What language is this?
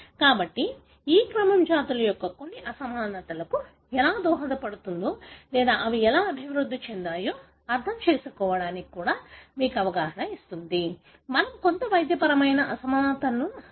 Telugu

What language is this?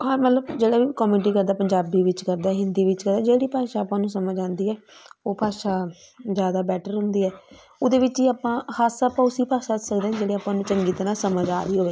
Punjabi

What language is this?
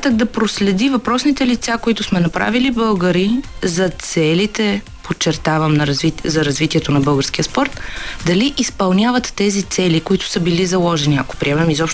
Bulgarian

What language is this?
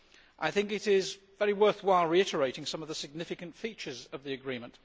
English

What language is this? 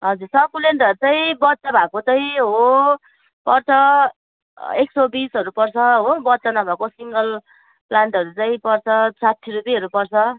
Nepali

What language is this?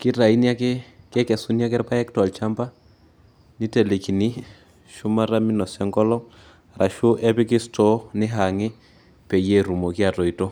Masai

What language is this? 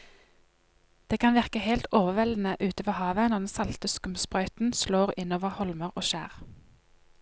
Norwegian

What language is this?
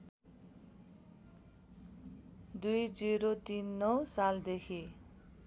Nepali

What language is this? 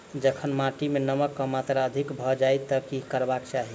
Maithili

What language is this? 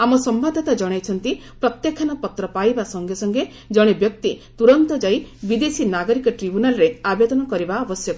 Odia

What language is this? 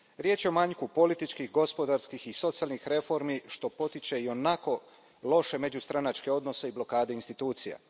Croatian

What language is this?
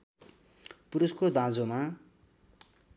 Nepali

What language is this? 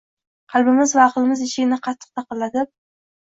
Uzbek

